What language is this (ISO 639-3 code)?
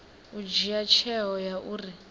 ven